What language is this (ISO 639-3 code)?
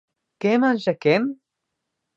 ina